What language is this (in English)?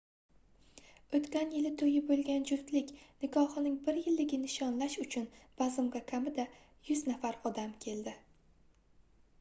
Uzbek